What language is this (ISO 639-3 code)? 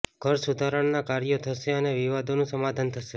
guj